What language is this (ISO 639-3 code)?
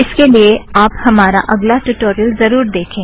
hin